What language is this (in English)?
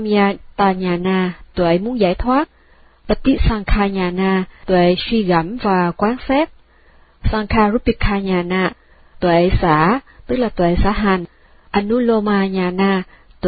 Vietnamese